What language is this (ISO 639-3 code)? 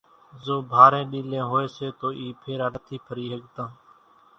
gjk